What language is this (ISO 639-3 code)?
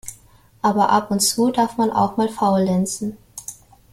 deu